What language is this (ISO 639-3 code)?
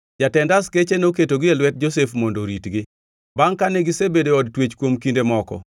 luo